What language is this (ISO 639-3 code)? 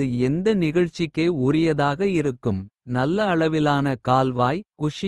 kfe